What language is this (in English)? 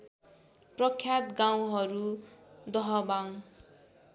Nepali